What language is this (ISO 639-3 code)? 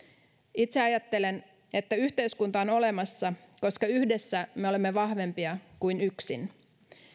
fin